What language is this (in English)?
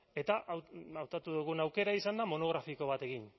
Basque